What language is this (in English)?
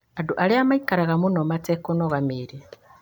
Kikuyu